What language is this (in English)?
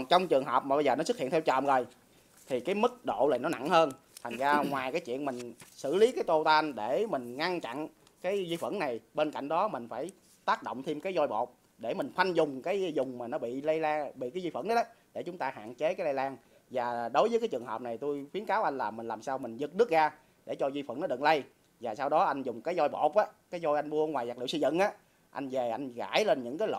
Vietnamese